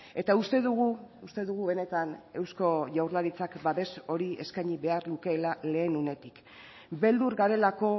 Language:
Basque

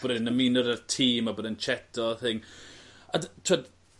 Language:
Welsh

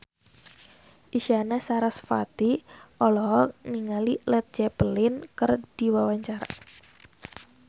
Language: Sundanese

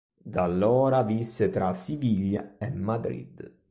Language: Italian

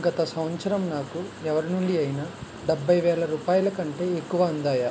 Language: Telugu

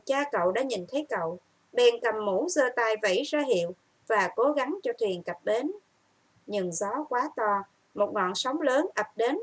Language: Vietnamese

